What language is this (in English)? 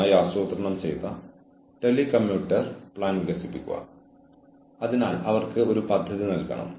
Malayalam